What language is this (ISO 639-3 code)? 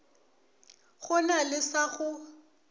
nso